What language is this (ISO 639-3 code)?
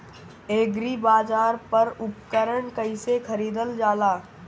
bho